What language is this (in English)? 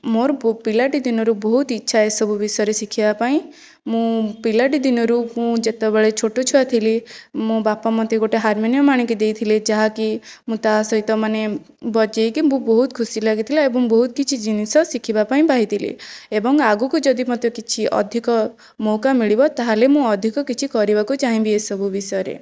Odia